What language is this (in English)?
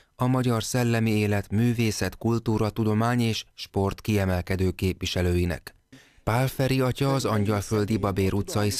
Hungarian